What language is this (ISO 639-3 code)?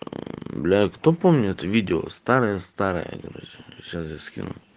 rus